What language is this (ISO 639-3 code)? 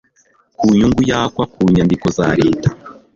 kin